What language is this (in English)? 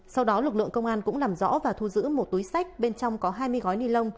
Vietnamese